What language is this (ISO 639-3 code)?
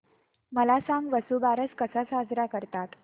mar